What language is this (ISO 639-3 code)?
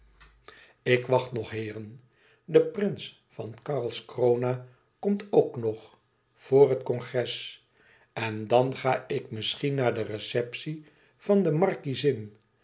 nld